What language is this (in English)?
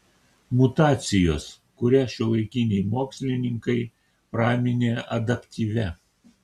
Lithuanian